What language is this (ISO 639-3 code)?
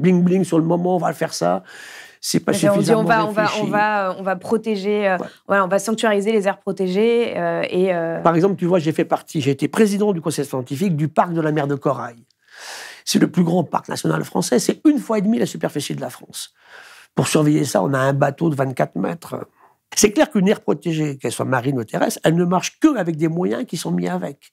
fra